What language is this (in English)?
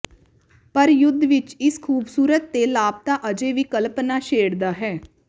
Punjabi